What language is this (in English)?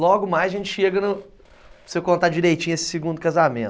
Portuguese